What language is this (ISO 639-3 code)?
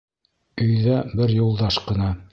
bak